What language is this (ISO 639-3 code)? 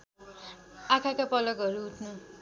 nep